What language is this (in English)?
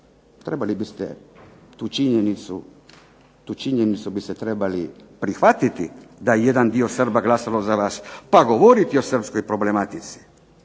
Croatian